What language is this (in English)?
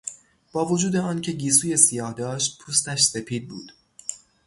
Persian